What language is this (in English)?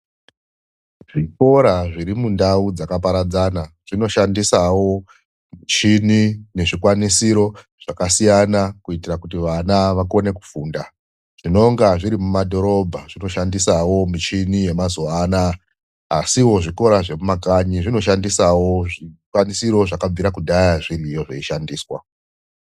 Ndau